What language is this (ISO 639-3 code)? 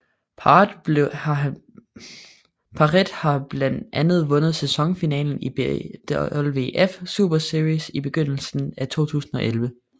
dan